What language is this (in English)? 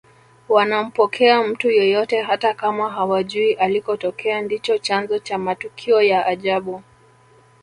Swahili